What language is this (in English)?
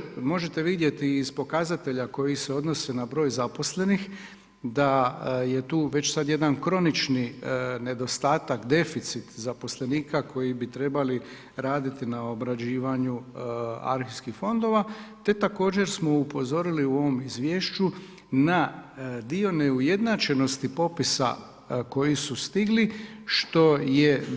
Croatian